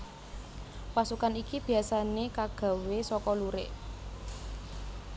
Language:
Javanese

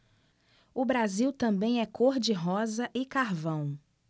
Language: Portuguese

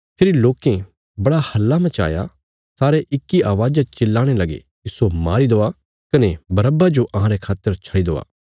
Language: Bilaspuri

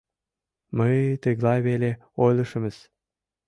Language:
Mari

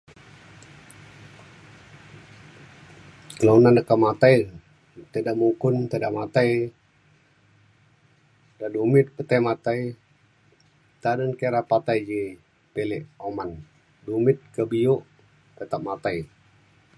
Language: Mainstream Kenyah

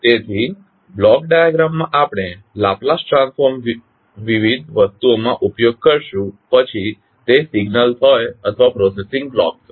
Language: Gujarati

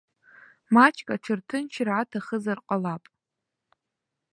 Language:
Abkhazian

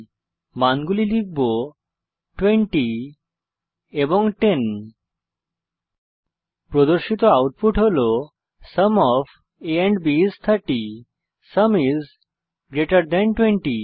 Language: Bangla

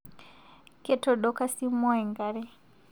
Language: Masai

